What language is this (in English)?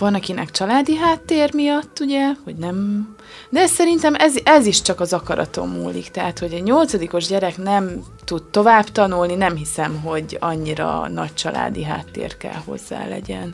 Hungarian